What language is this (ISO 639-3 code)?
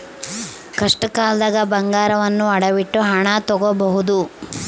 kan